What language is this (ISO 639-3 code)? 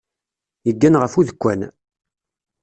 kab